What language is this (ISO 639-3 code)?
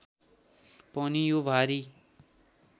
nep